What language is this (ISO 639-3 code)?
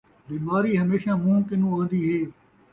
skr